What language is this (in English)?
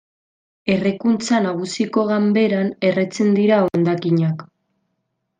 Basque